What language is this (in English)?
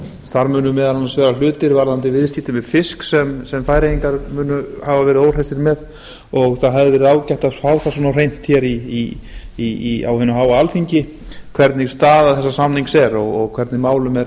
Icelandic